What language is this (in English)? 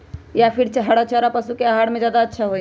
Magahi